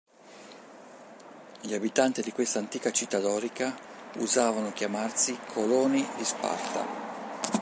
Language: Italian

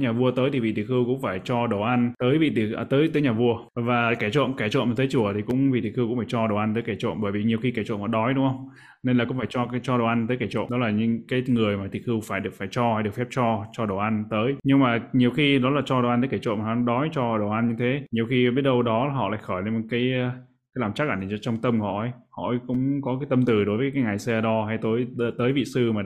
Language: Vietnamese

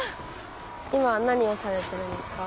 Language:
Japanese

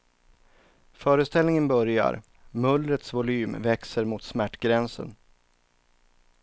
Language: Swedish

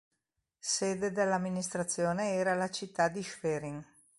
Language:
Italian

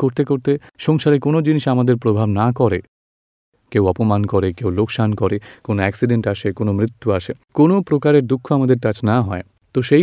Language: Gujarati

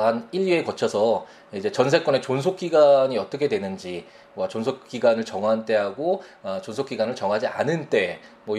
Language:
Korean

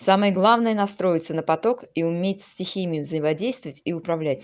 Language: Russian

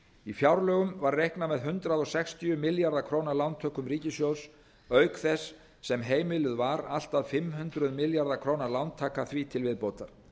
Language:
Icelandic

